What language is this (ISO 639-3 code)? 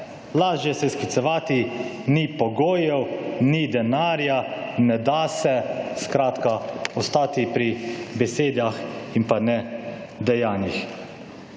slv